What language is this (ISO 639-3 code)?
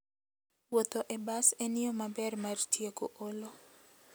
luo